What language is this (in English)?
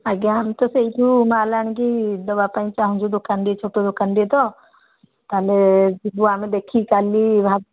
Odia